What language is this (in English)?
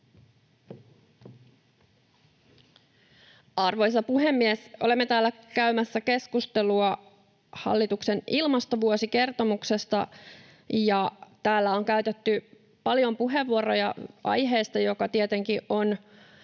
Finnish